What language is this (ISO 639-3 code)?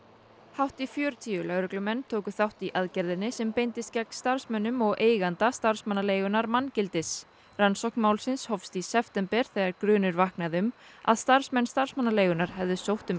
isl